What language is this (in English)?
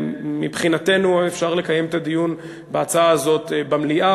Hebrew